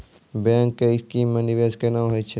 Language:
Maithili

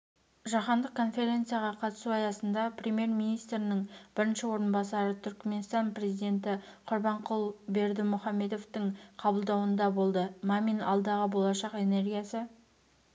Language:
Kazakh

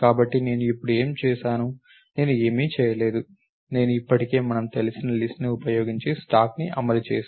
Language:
Telugu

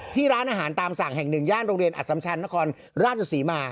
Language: Thai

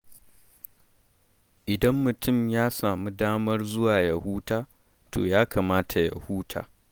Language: Hausa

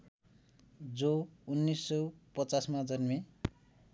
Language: Nepali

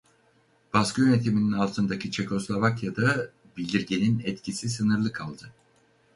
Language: Turkish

